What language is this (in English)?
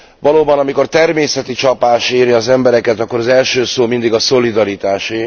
Hungarian